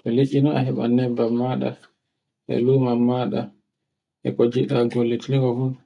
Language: Borgu Fulfulde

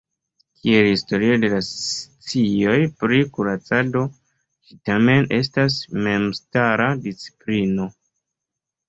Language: Esperanto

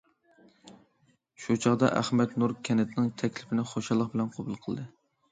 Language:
Uyghur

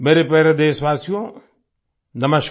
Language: Hindi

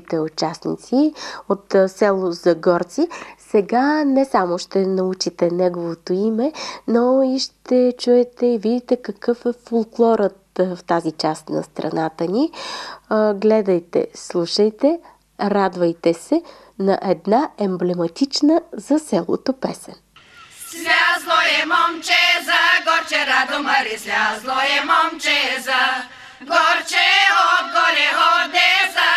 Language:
Bulgarian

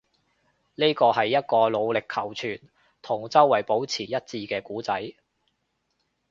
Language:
Cantonese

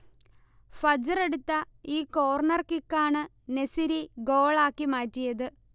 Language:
Malayalam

